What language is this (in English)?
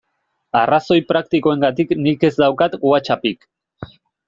Basque